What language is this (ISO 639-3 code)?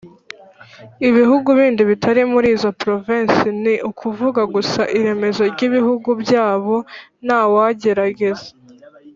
kin